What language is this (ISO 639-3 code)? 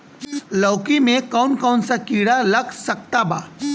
bho